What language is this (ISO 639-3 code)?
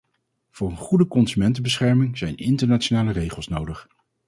nld